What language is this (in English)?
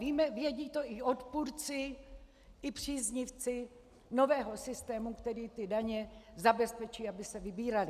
Czech